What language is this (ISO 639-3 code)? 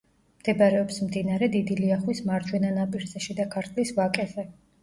kat